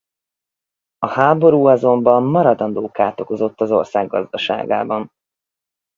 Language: Hungarian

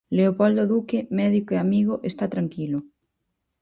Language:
Galician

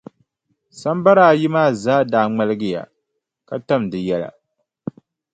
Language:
Dagbani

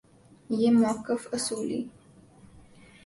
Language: Urdu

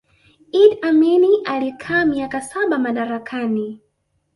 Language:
Swahili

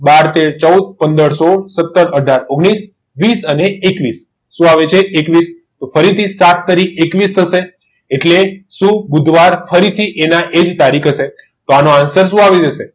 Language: Gujarati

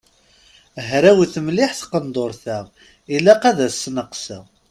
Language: Kabyle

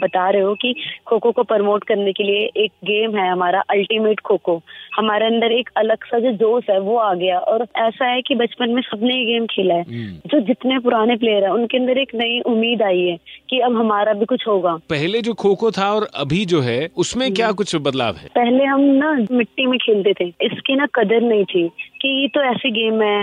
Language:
Hindi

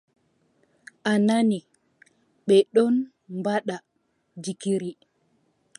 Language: Adamawa Fulfulde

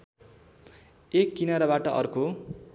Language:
Nepali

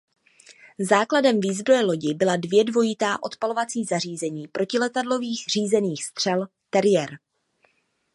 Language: Czech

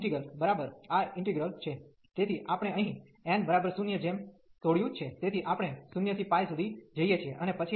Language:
Gujarati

